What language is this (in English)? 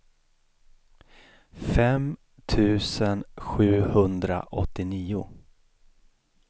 Swedish